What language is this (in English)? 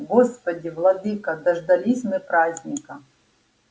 Russian